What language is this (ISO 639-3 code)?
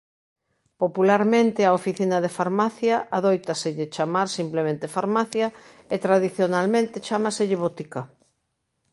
glg